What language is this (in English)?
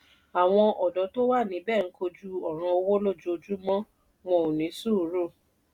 Yoruba